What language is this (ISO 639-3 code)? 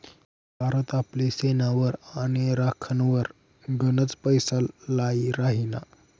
mar